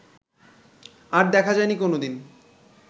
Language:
Bangla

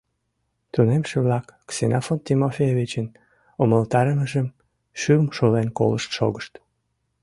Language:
Mari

